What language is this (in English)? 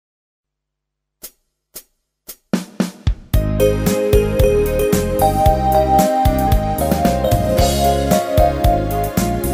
Latvian